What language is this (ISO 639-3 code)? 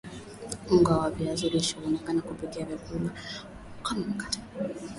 swa